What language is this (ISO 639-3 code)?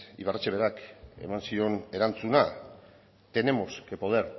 eus